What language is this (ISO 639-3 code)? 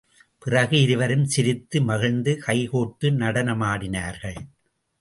tam